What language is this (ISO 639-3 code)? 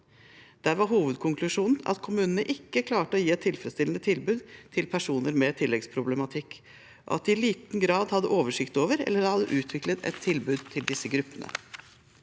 nor